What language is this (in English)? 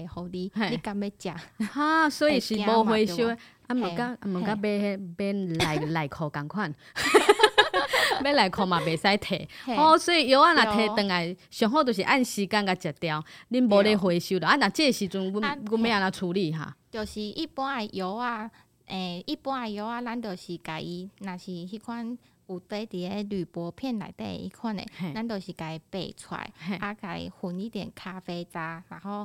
Chinese